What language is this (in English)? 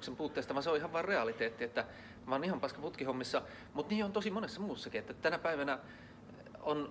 Finnish